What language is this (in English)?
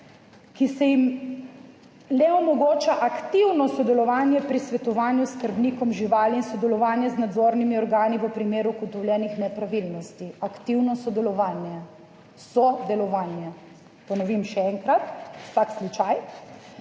Slovenian